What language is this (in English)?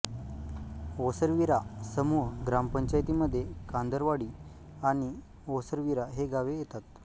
Marathi